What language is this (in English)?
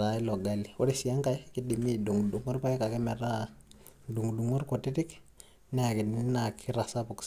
Masai